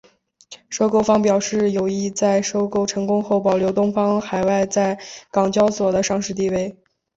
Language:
Chinese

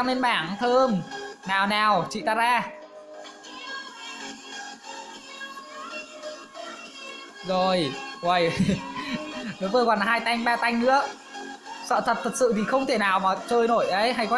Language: Vietnamese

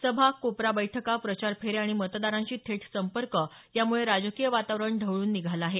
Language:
Marathi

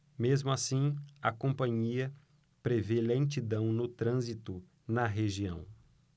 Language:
Portuguese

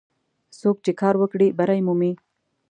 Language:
Pashto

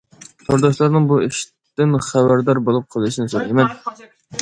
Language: Uyghur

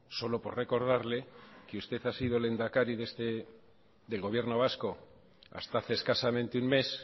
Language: Spanish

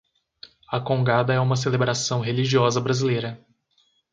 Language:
Portuguese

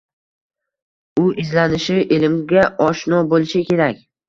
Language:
Uzbek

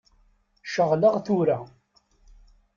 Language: Kabyle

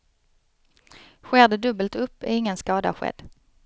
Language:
Swedish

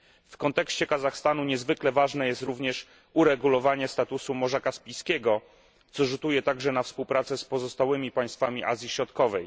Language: Polish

